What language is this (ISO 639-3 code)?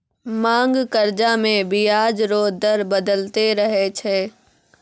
mai